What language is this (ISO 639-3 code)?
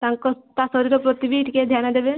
ori